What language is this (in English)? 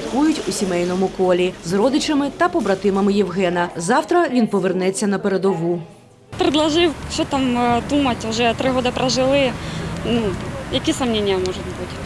Ukrainian